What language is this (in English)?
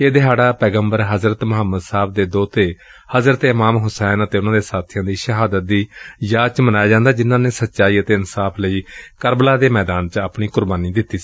Punjabi